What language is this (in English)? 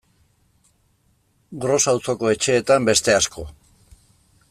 Basque